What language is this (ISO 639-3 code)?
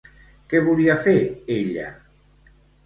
cat